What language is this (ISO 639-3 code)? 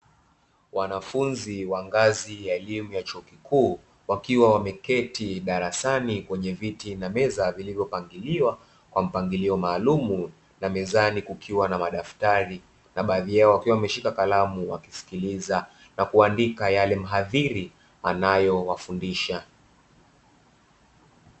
swa